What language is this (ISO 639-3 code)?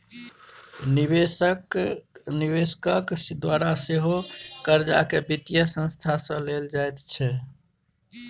mai